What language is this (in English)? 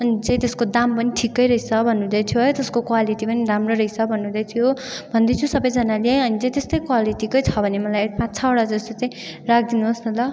Nepali